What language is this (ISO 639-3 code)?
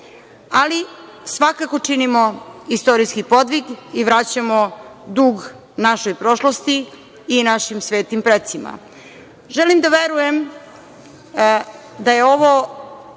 srp